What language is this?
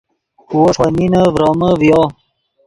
Yidgha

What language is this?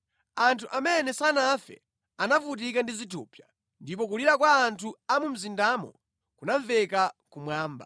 Nyanja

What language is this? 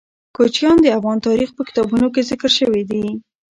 Pashto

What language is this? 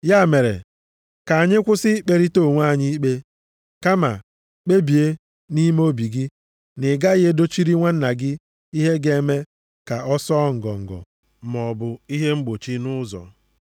Igbo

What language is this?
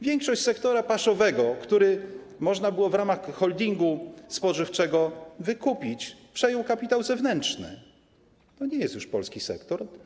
Polish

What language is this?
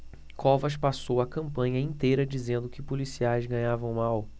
Portuguese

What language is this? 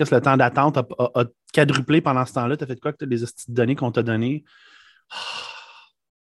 French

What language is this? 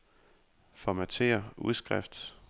Danish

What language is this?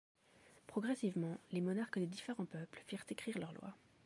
French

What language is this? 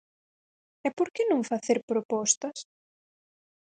Galician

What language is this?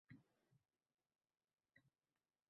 Uzbek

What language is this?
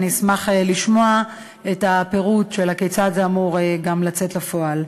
Hebrew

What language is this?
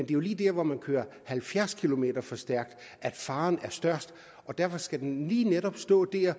Danish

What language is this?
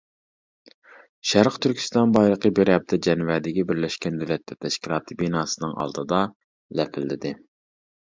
Uyghur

